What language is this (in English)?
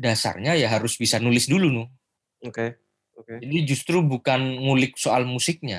Indonesian